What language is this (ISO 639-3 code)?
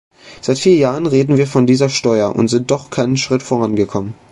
deu